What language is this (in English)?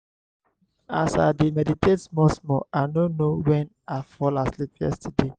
Nigerian Pidgin